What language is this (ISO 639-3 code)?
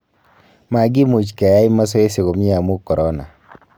kln